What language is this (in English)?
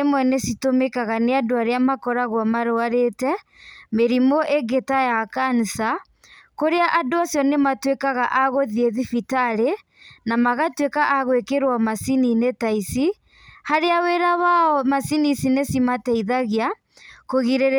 Kikuyu